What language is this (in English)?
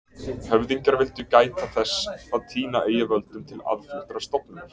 Icelandic